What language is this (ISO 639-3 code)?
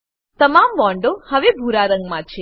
guj